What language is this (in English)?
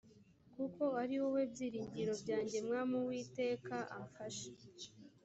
Kinyarwanda